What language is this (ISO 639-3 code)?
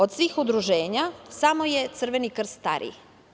srp